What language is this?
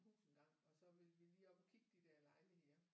Danish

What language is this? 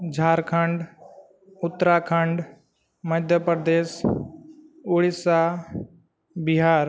Santali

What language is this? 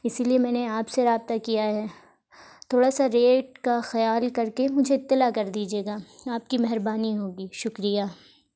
Urdu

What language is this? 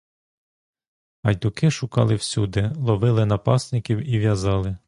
Ukrainian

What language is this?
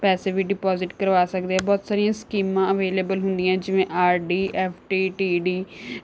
Punjabi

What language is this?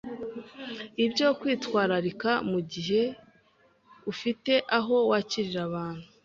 Kinyarwanda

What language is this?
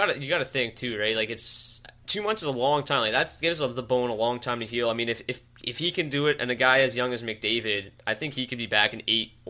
English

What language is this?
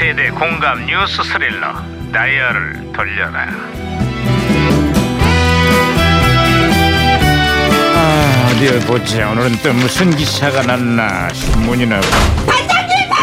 Korean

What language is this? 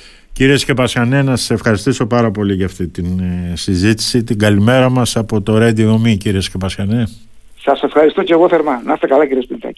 Greek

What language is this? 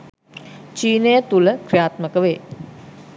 Sinhala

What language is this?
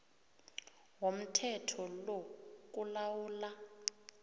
South Ndebele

